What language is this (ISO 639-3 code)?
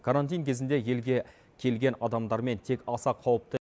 kaz